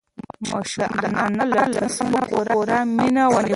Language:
Pashto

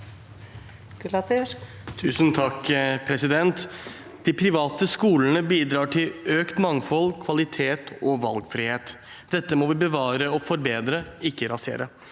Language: Norwegian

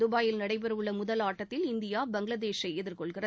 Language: Tamil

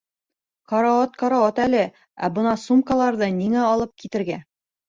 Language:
Bashkir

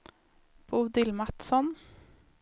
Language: Swedish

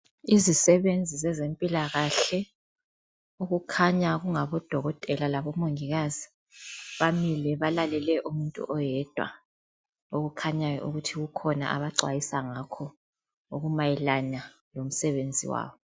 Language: North Ndebele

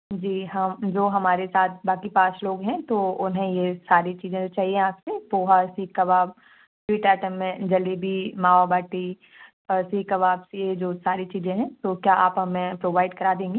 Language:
Hindi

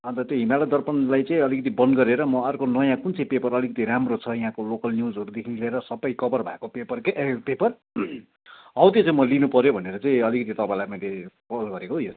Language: Nepali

